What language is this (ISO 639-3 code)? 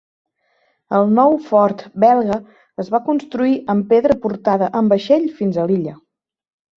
cat